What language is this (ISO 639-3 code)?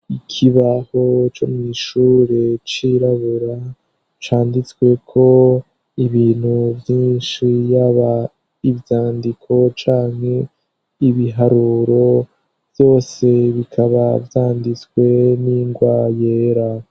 run